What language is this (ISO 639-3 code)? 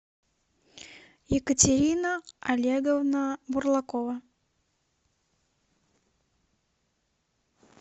rus